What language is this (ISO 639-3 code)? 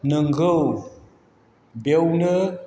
brx